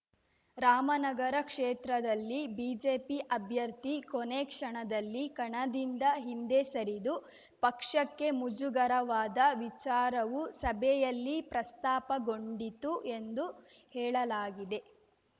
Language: Kannada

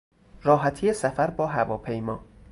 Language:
Persian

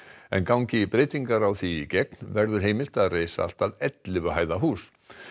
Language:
Icelandic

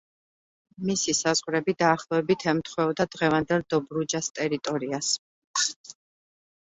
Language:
Georgian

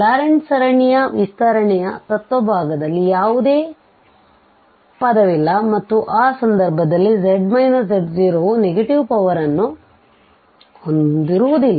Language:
Kannada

